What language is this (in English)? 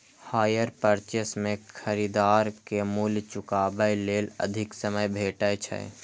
Maithili